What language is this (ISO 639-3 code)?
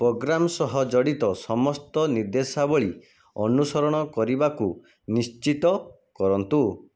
ori